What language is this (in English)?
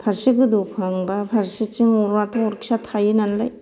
Bodo